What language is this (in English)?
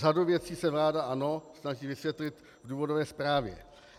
Czech